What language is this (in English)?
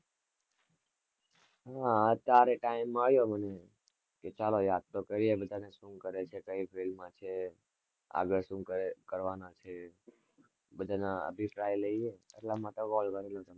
Gujarati